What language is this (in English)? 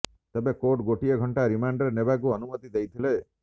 Odia